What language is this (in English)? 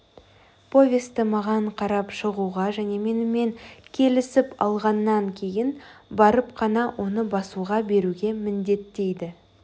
Kazakh